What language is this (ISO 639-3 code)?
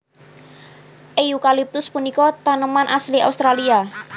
jav